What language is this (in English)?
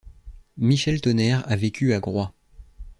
French